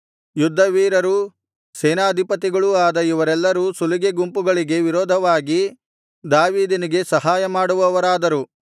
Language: Kannada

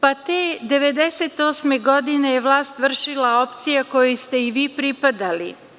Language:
Serbian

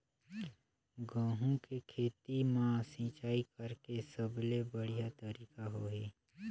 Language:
Chhattisgarhi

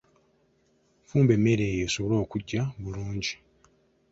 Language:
Ganda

